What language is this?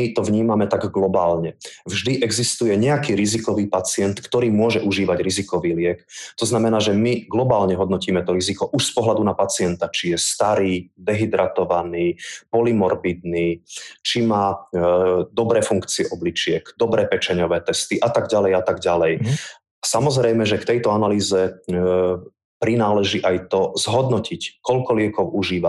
Slovak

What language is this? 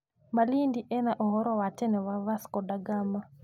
Kikuyu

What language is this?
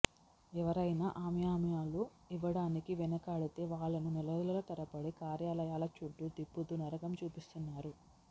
Telugu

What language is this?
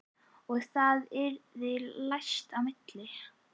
Icelandic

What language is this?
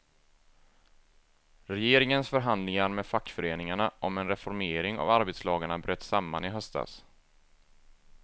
Swedish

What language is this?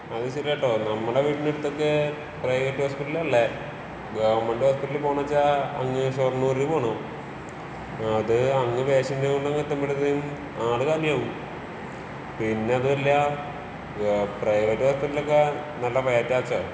Malayalam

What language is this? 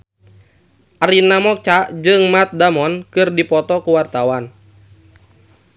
Sundanese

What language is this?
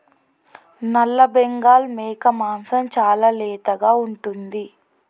Telugu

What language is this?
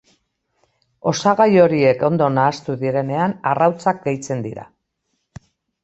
Basque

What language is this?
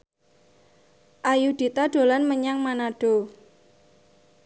Javanese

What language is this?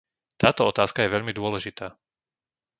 Slovak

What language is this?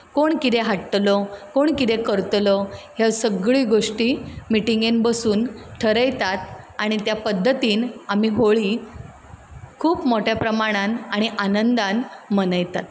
Konkani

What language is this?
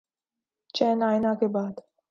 Urdu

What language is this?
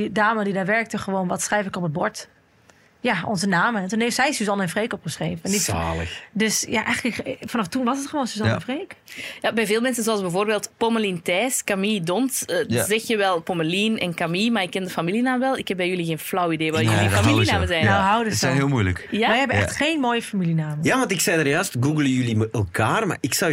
Dutch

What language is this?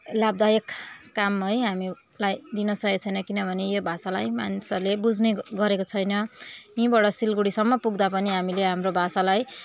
Nepali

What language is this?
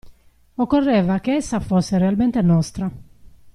Italian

